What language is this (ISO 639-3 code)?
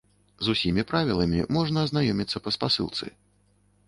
bel